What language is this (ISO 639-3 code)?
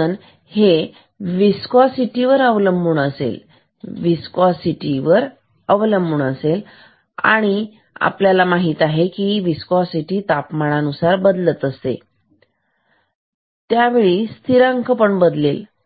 mar